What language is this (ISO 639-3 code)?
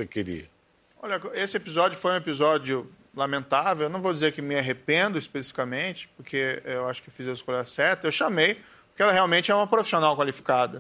por